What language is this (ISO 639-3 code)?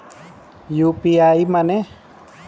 bho